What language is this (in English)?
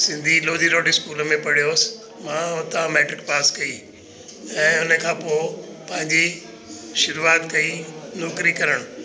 Sindhi